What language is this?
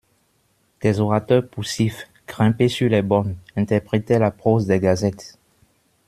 French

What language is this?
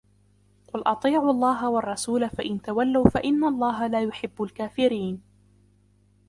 Arabic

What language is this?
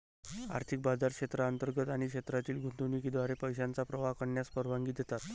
Marathi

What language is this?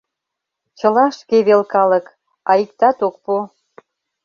Mari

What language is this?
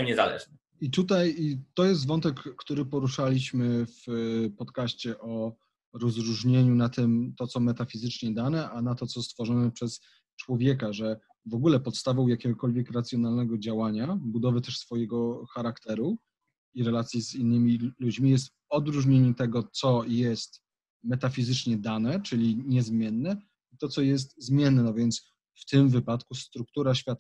Polish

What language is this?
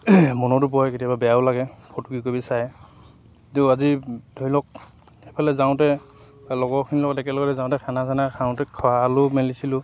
Assamese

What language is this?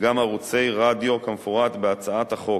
Hebrew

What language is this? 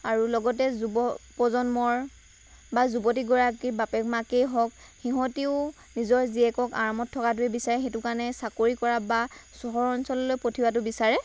Assamese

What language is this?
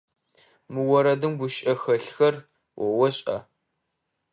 Adyghe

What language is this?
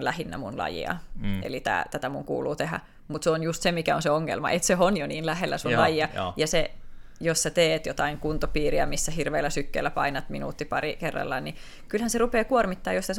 Finnish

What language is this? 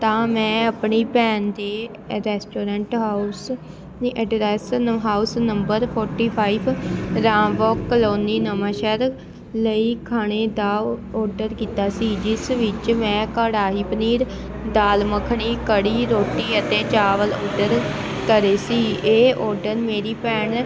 Punjabi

